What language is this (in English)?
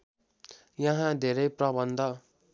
Nepali